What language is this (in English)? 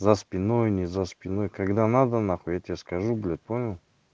Russian